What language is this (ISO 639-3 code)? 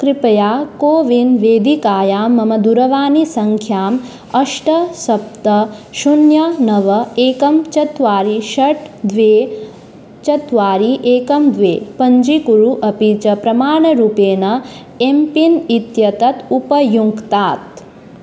san